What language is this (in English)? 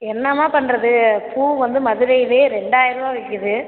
Tamil